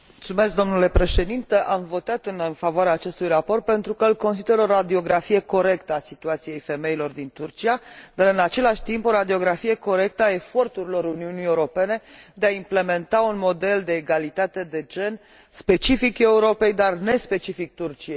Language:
Romanian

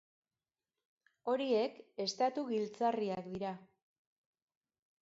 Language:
Basque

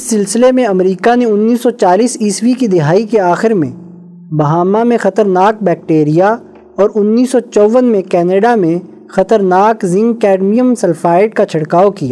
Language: Urdu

